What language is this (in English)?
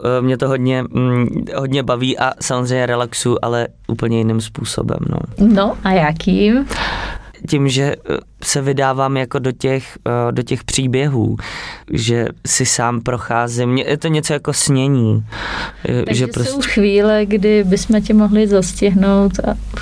Czech